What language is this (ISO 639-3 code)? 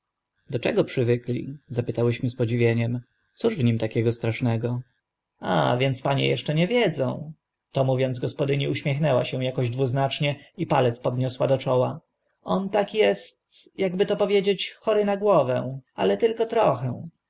pol